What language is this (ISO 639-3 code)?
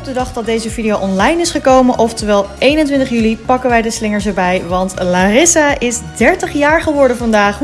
nld